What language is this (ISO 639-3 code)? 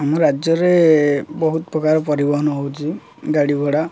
ori